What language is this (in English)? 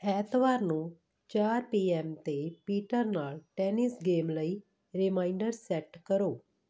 Punjabi